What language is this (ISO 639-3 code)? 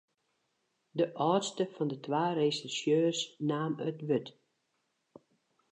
fry